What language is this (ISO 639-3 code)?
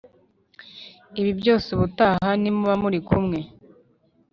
kin